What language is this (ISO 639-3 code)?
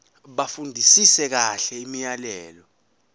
zul